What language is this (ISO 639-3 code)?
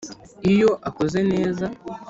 kin